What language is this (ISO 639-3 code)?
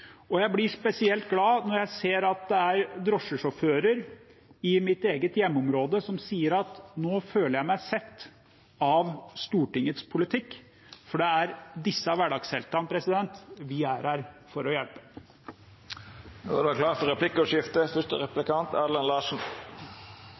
nor